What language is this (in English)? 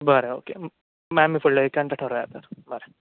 Konkani